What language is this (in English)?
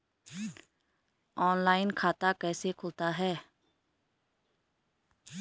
Hindi